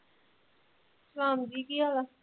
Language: Punjabi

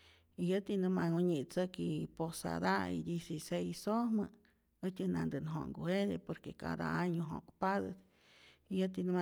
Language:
Rayón Zoque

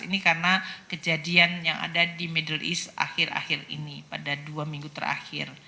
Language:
Indonesian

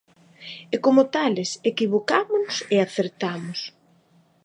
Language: Galician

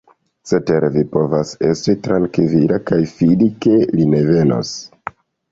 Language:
Esperanto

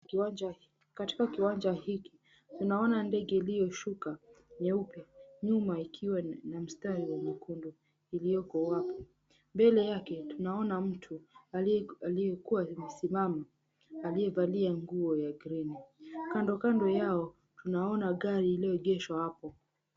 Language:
Swahili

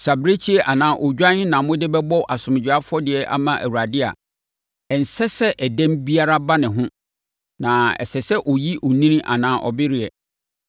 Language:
Akan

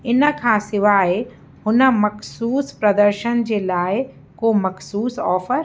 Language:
Sindhi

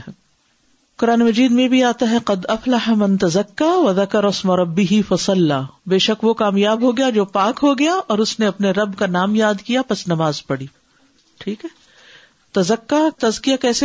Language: Urdu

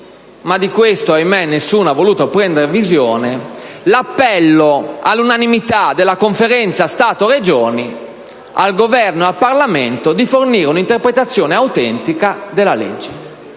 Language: Italian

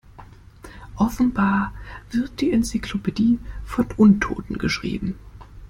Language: German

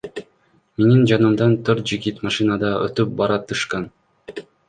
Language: Kyrgyz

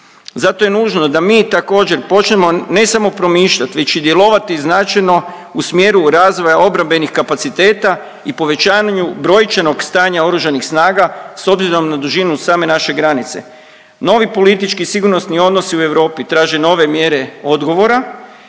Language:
Croatian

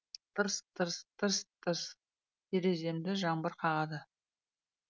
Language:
Kazakh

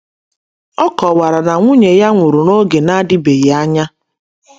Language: Igbo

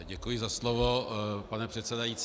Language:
Czech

